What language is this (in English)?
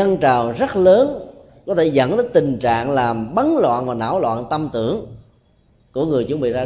Vietnamese